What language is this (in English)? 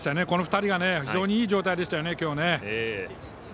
Japanese